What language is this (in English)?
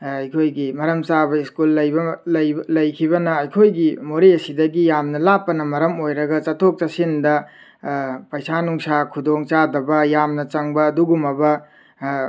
Manipuri